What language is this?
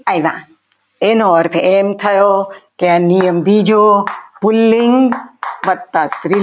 Gujarati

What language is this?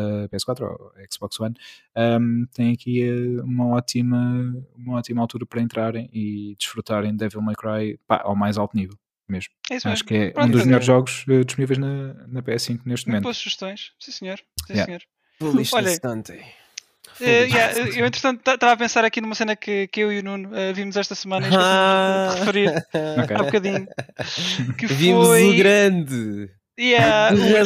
Portuguese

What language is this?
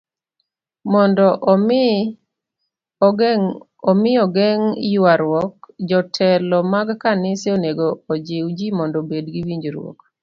Luo (Kenya and Tanzania)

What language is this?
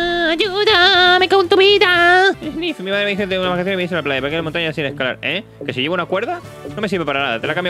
Spanish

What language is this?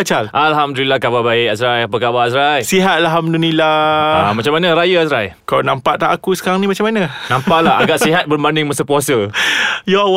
Malay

